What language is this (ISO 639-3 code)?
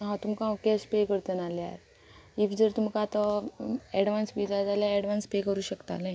kok